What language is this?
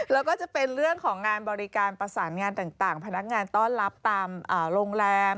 Thai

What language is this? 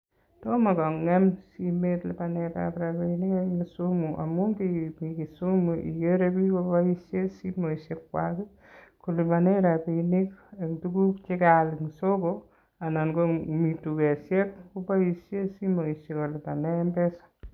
Kalenjin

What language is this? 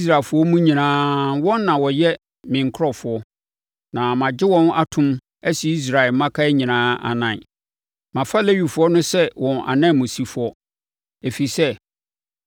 Akan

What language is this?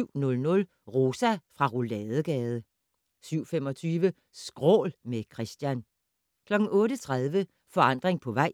Danish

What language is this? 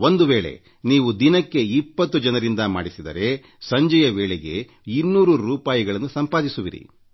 Kannada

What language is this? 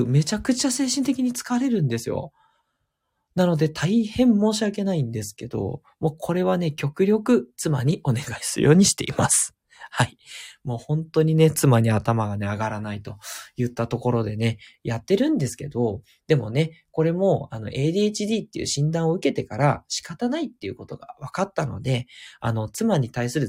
Japanese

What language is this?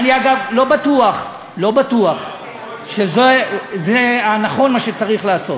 Hebrew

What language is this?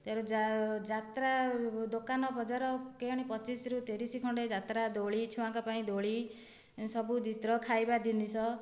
Odia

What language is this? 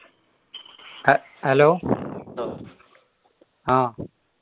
Malayalam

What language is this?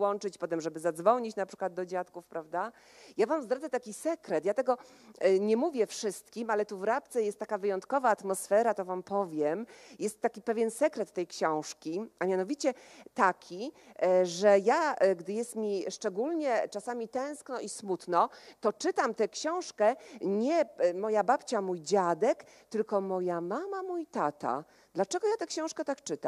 Polish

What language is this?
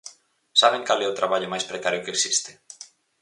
Galician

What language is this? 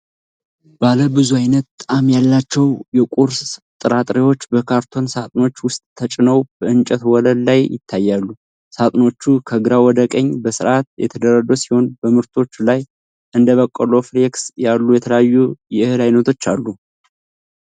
Amharic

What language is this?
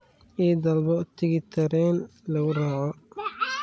Somali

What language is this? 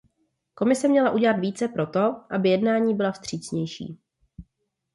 Czech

